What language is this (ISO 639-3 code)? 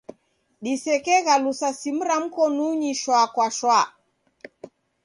dav